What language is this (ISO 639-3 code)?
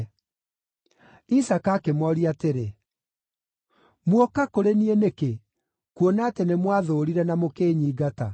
kik